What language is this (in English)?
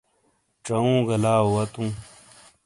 Shina